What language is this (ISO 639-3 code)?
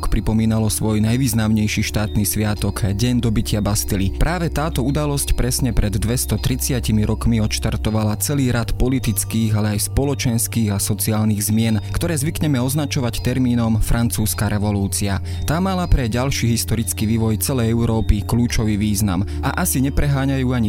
slk